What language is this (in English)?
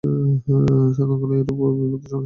Bangla